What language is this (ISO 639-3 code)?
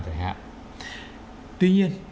vie